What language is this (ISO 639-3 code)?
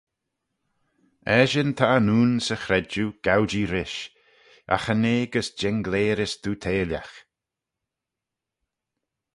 glv